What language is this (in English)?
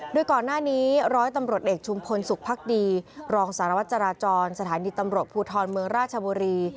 Thai